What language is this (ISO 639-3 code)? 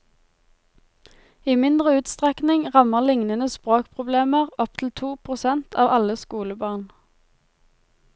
nor